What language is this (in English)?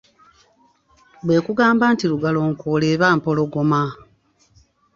Ganda